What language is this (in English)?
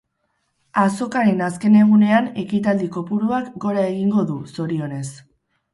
Basque